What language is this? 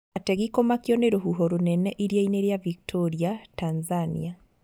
Kikuyu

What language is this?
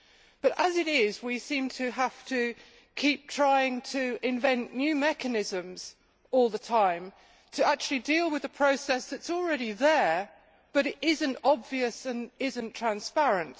English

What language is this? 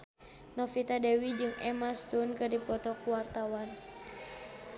Sundanese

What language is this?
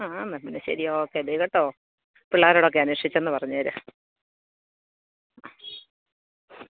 Malayalam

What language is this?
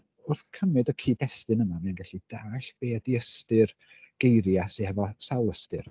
Welsh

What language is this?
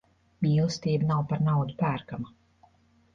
Latvian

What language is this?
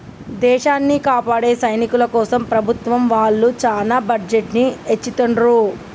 Telugu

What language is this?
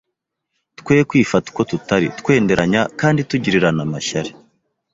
Kinyarwanda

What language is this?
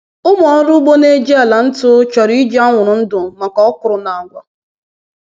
Igbo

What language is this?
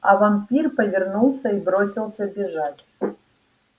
Russian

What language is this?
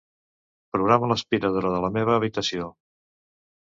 Catalan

